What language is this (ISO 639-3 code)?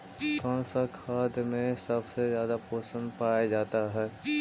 mag